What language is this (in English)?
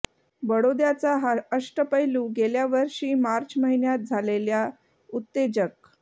Marathi